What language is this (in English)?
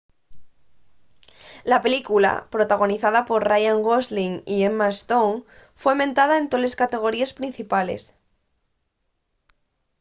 Asturian